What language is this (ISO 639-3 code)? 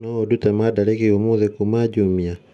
kik